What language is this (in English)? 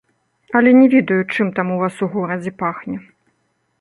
Belarusian